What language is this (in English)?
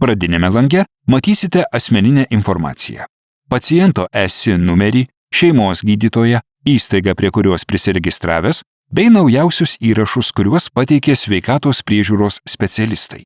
Lithuanian